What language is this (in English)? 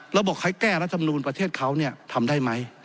Thai